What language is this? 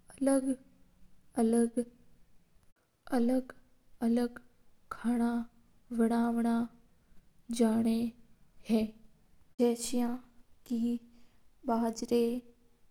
Mewari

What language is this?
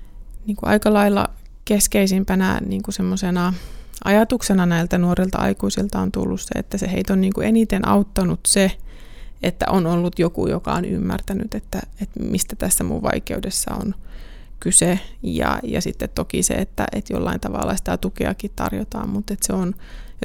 Finnish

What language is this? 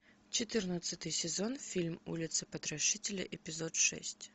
Russian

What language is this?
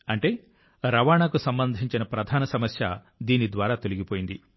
Telugu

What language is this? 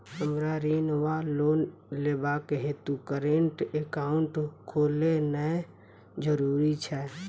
Maithili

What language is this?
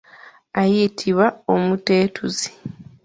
Ganda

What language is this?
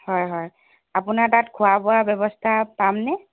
Assamese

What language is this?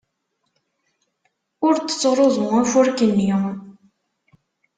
Kabyle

